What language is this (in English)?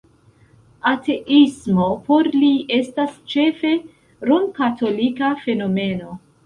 Esperanto